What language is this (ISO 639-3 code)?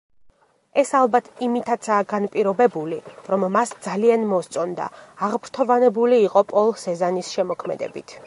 kat